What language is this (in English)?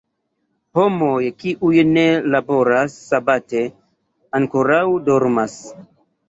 Esperanto